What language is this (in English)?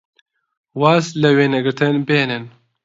Central Kurdish